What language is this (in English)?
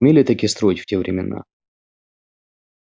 Russian